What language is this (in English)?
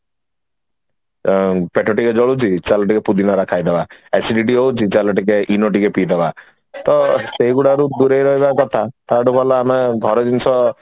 Odia